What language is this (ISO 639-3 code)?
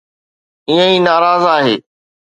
snd